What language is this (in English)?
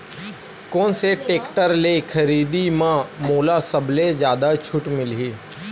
Chhattisgarhi